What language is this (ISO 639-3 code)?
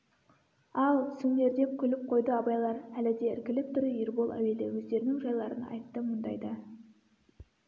kaz